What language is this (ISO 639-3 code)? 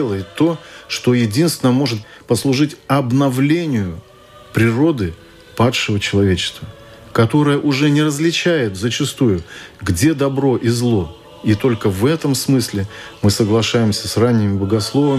rus